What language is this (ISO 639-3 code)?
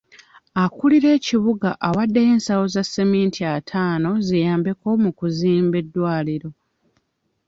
lug